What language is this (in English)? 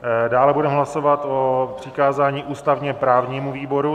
Czech